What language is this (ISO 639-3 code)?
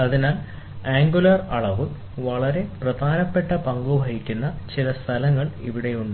mal